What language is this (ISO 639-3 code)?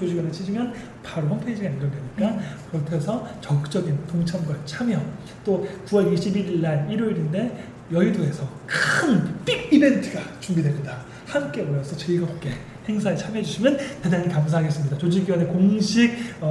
kor